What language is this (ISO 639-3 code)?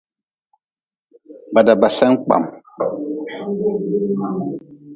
nmz